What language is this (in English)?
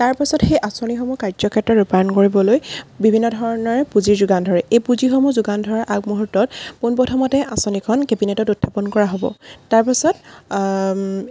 Assamese